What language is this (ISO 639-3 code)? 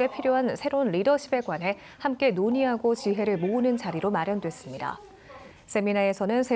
kor